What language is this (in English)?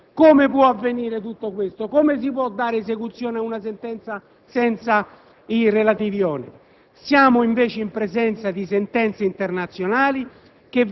Italian